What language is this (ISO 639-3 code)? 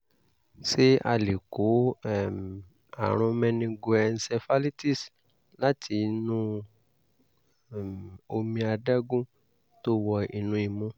yor